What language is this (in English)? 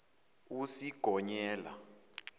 Zulu